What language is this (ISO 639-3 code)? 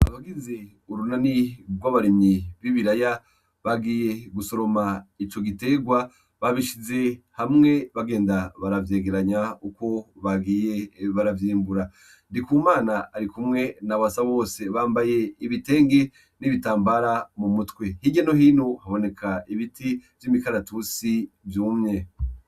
run